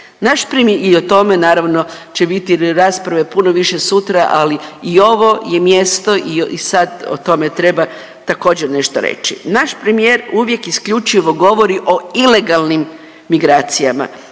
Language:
Croatian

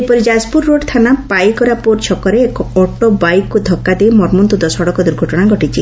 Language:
Odia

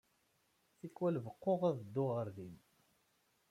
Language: Kabyle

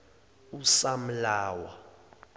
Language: Zulu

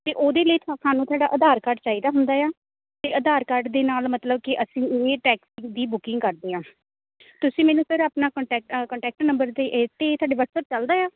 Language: Punjabi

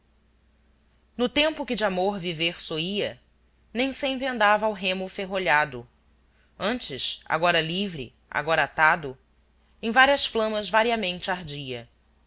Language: Portuguese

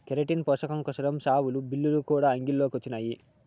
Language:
Telugu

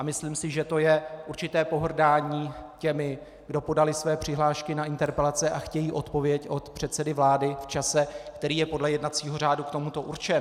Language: Czech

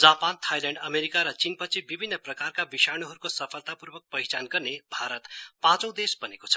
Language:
Nepali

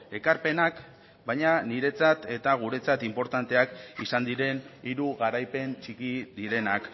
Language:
Basque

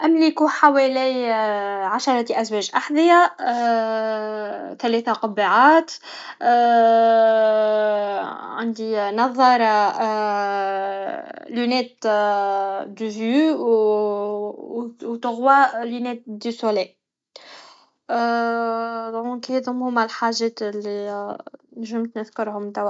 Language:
Tunisian Arabic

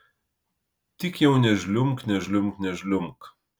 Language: Lithuanian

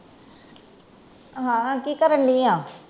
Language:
Punjabi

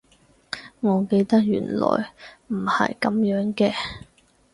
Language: Cantonese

